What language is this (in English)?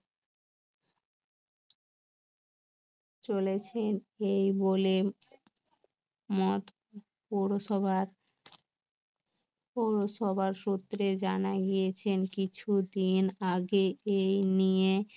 Bangla